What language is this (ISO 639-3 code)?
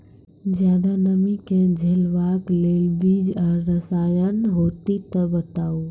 mai